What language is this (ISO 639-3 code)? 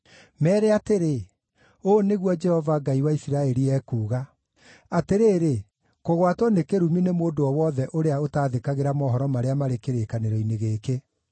kik